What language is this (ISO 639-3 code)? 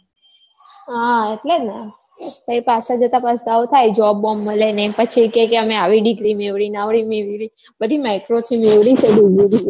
guj